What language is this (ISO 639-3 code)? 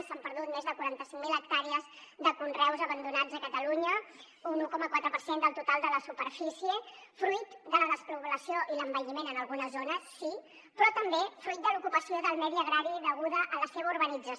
cat